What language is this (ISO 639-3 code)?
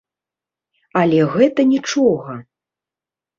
bel